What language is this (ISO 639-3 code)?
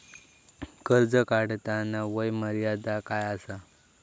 mar